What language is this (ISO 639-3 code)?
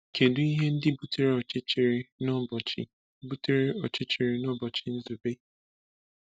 ibo